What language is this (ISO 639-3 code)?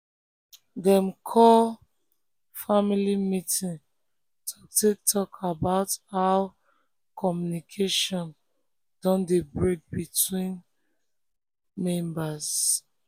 pcm